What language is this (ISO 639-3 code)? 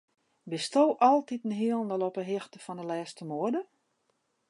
fry